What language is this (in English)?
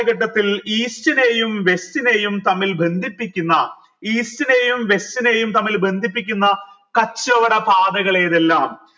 Malayalam